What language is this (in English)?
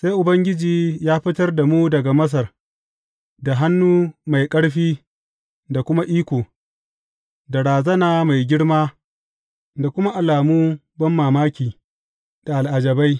Hausa